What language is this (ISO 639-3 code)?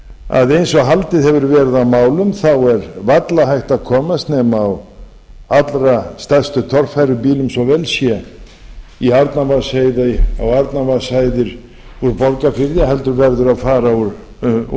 isl